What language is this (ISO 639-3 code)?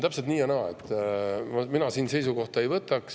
est